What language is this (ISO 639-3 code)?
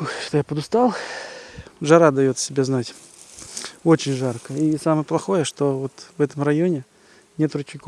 rus